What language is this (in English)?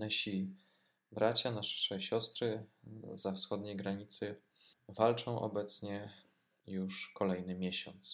Polish